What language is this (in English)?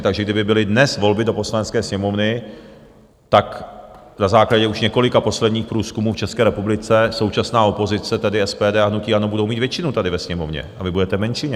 Czech